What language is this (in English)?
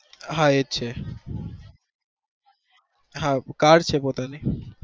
Gujarati